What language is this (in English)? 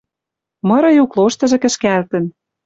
Western Mari